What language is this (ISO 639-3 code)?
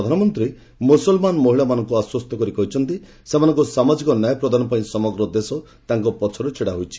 ori